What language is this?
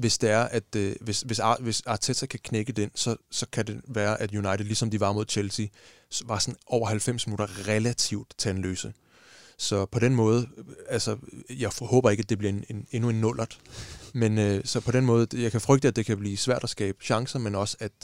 Danish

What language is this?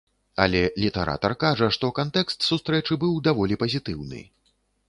Belarusian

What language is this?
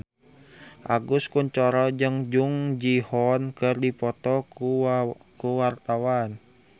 Sundanese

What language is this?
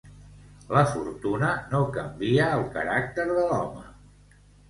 Catalan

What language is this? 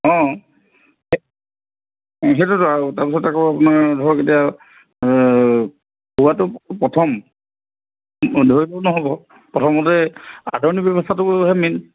Assamese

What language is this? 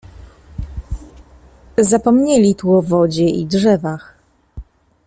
Polish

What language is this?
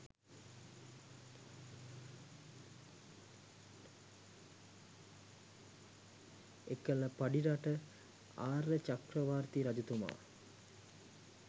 Sinhala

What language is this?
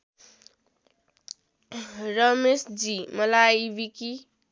Nepali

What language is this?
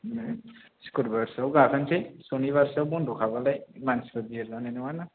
Bodo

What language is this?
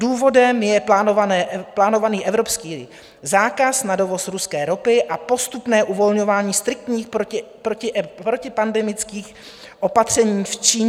Czech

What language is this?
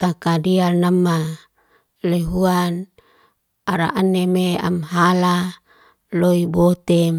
Liana-Seti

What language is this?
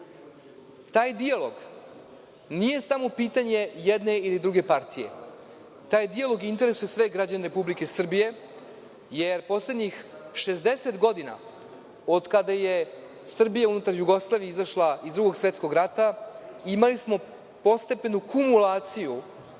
Serbian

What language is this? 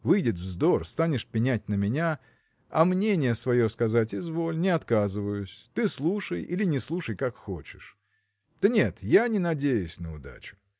Russian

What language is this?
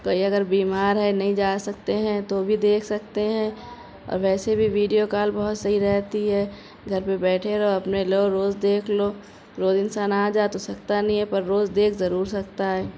Urdu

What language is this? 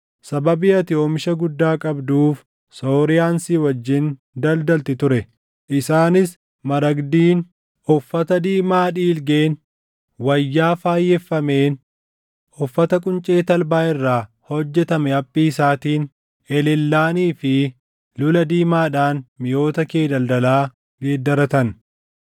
Oromo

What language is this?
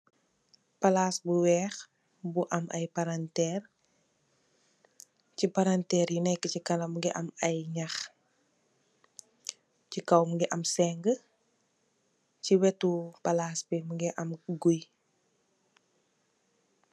Wolof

